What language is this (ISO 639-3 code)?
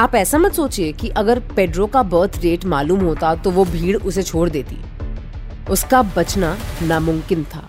hin